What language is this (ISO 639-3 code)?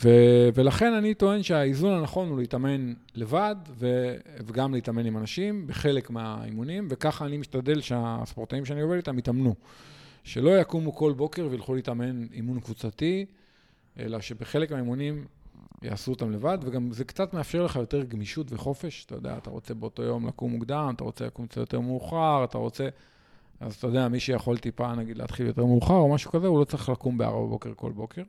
heb